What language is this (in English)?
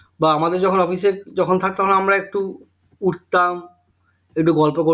Bangla